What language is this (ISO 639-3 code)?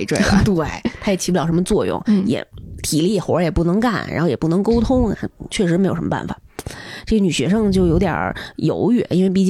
zho